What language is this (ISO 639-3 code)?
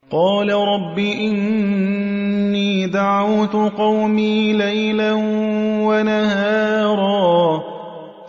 ara